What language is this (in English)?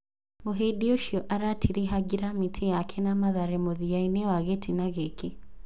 Kikuyu